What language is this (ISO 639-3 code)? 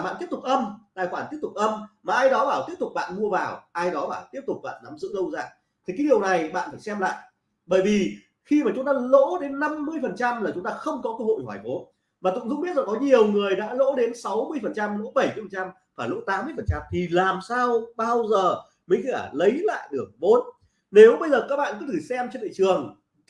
vie